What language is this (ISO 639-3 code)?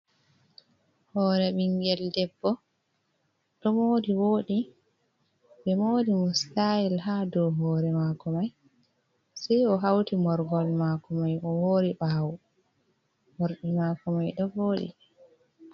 ful